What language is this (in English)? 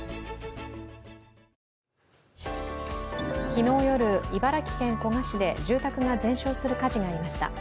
Japanese